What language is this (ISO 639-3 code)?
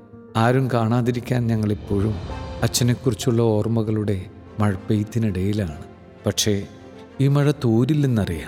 mal